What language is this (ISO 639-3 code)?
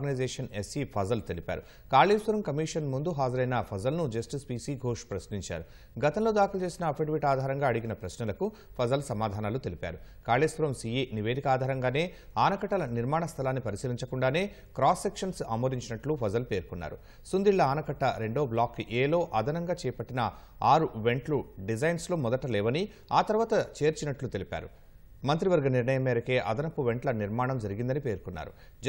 tel